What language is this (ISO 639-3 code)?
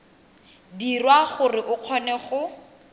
tsn